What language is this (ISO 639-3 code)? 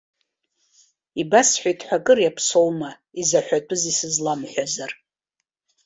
abk